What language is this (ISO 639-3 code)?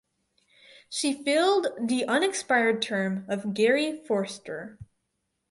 eng